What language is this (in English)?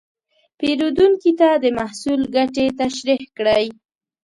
Pashto